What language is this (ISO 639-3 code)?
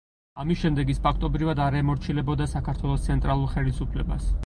kat